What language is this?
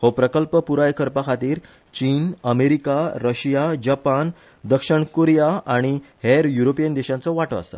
Konkani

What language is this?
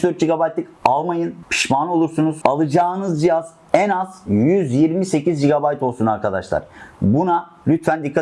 Turkish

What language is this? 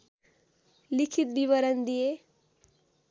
Nepali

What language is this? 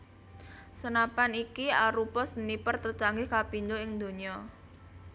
Javanese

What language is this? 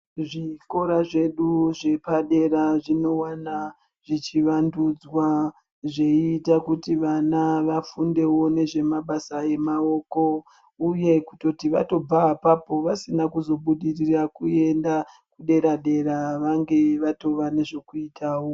Ndau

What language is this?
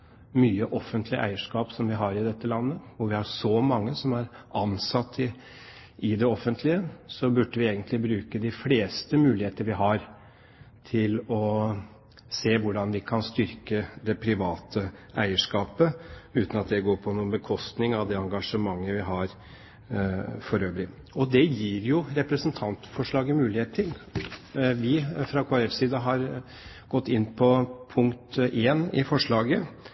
Norwegian Bokmål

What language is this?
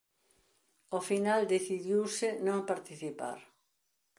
Galician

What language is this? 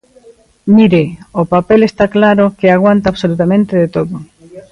Galician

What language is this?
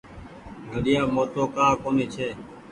Goaria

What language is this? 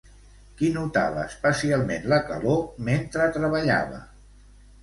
Catalan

